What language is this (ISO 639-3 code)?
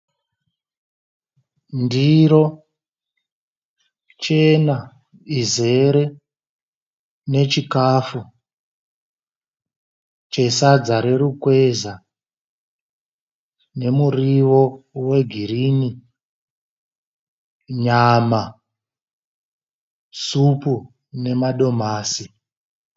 sna